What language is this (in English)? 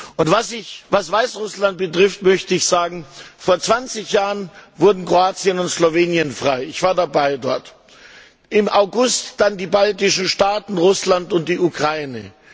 German